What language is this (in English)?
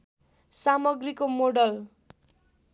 Nepali